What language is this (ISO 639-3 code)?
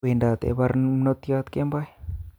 kln